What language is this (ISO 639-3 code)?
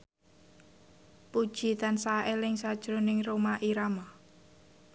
jav